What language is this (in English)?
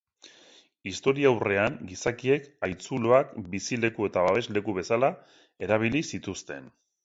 Basque